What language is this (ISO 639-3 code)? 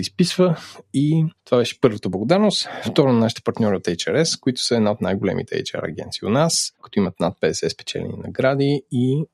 bul